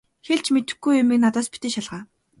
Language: Mongolian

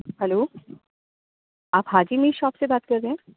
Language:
Urdu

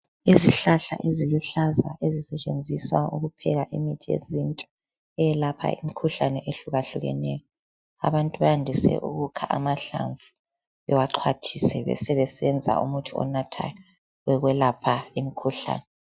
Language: North Ndebele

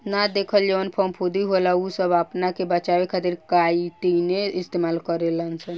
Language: Bhojpuri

